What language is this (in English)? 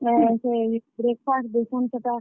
Odia